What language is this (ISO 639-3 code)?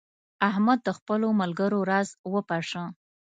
pus